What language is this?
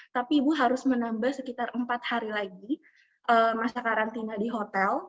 Indonesian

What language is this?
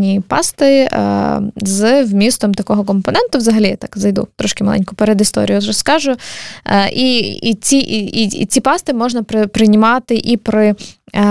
Ukrainian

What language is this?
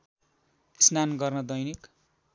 Nepali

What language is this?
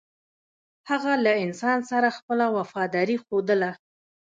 Pashto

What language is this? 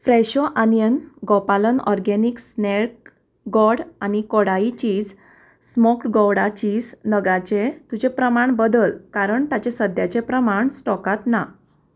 Konkani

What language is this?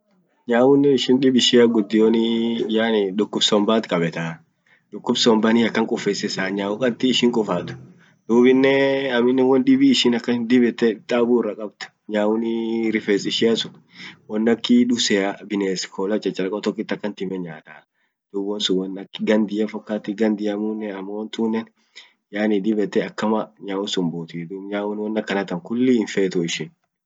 Orma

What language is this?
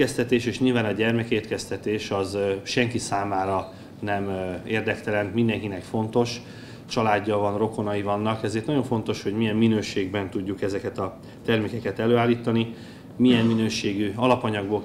Hungarian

